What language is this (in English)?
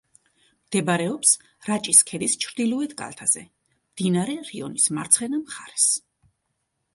Georgian